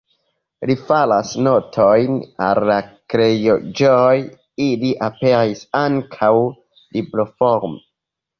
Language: Esperanto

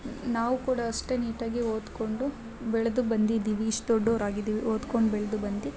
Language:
Kannada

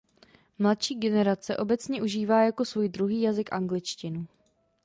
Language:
Czech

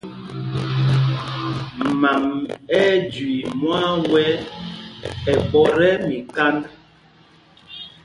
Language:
Mpumpong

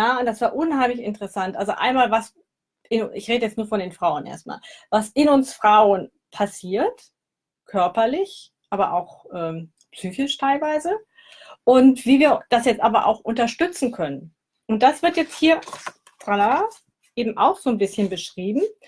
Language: German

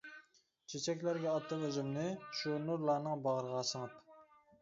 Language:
Uyghur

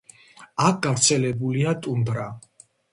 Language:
Georgian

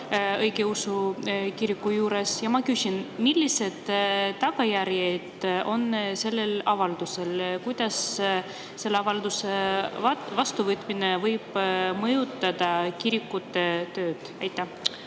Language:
Estonian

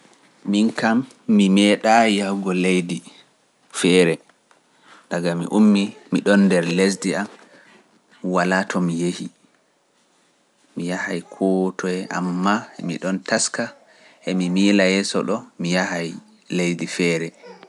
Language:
Pular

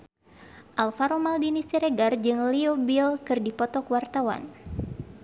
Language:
Sundanese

